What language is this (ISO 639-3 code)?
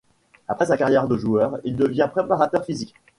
fra